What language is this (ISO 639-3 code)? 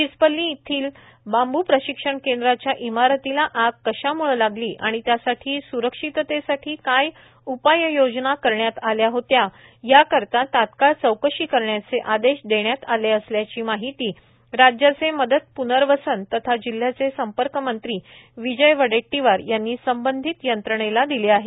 mar